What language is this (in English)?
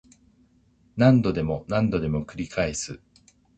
Japanese